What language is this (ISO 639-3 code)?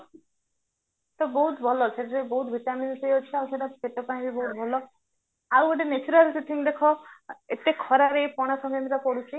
ori